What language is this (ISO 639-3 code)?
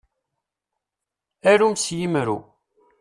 kab